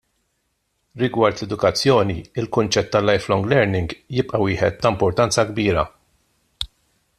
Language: Maltese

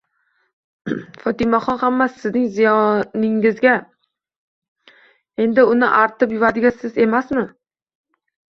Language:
Uzbek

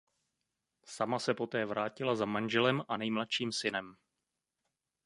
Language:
Czech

